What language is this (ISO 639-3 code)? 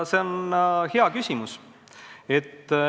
est